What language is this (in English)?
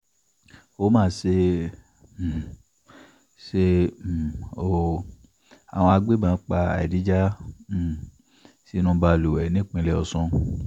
Yoruba